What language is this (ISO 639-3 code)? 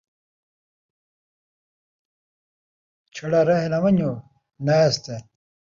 skr